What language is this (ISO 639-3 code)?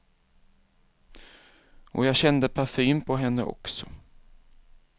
swe